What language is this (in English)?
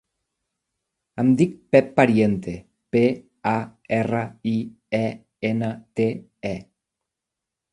Catalan